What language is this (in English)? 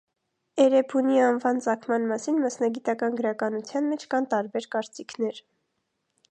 Armenian